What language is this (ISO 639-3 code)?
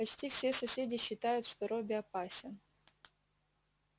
rus